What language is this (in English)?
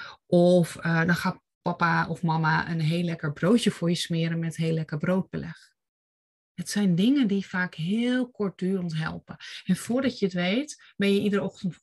Dutch